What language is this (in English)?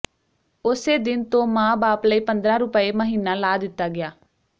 Punjabi